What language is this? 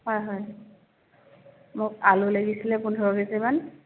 Assamese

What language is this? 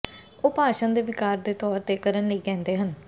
Punjabi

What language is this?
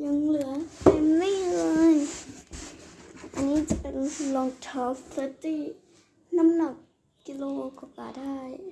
Thai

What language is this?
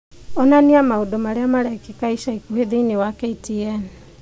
Kikuyu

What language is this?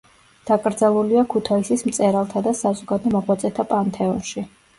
Georgian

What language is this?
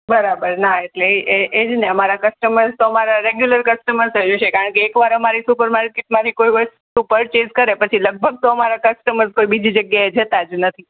Gujarati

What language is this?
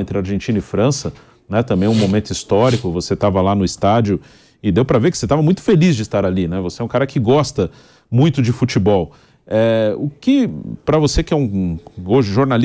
Portuguese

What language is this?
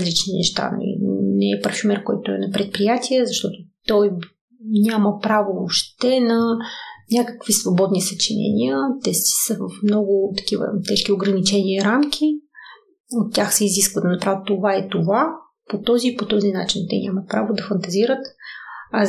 Bulgarian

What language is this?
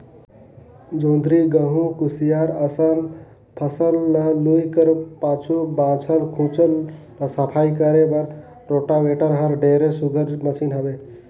Chhattisgarhi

